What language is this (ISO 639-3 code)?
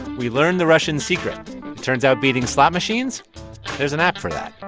eng